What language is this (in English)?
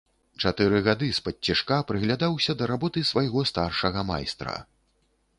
Belarusian